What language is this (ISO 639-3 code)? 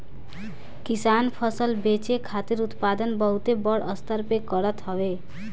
bho